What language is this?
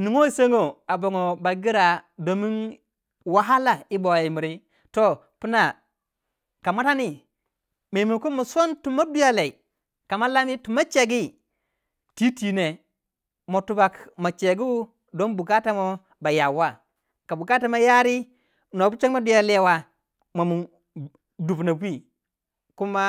Waja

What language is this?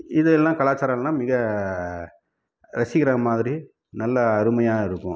Tamil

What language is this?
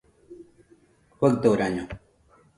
Nüpode Huitoto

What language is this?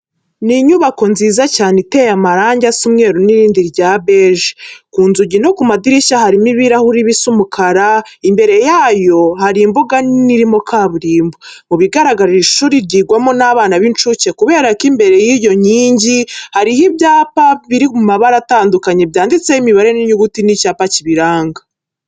Kinyarwanda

